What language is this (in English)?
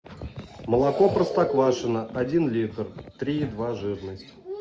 Russian